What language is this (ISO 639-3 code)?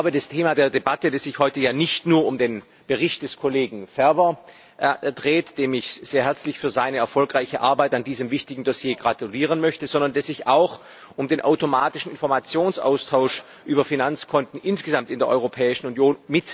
deu